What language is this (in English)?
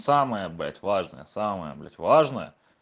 Russian